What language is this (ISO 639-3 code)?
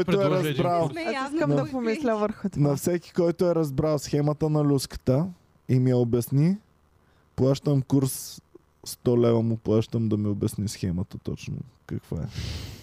bul